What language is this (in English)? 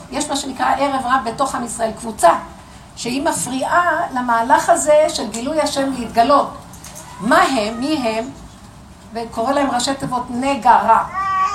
Hebrew